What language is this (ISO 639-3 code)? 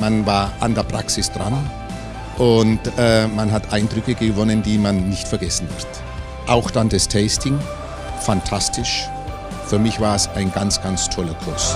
deu